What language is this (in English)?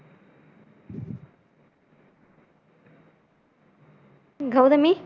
Tamil